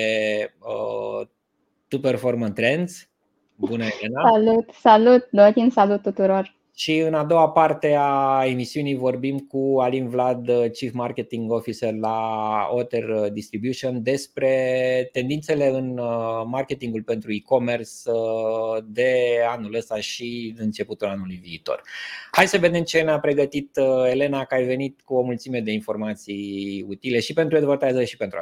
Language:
Romanian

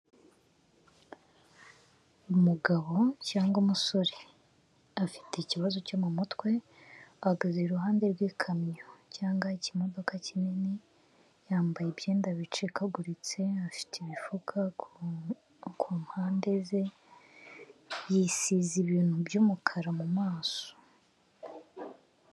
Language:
Kinyarwanda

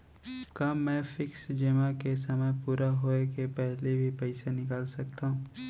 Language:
Chhattisgarhi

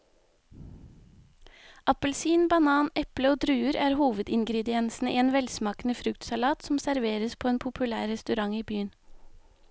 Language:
Norwegian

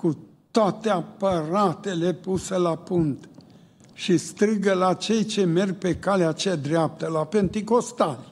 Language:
Romanian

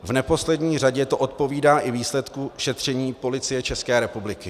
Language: Czech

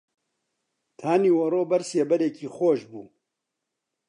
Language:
Central Kurdish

